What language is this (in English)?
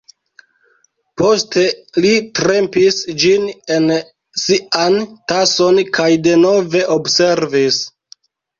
Esperanto